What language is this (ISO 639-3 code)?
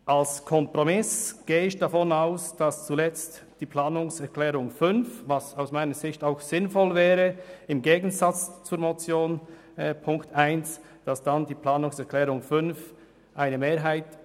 gsw